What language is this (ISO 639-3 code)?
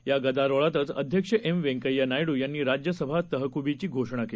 mar